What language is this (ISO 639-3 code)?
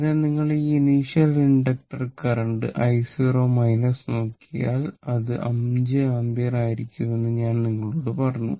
mal